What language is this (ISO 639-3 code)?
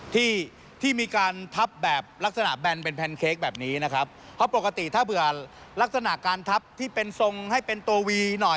tha